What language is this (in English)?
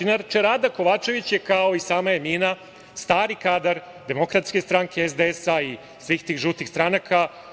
Serbian